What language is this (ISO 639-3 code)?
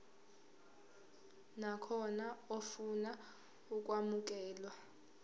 zul